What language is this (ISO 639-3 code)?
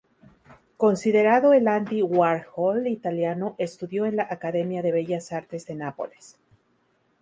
spa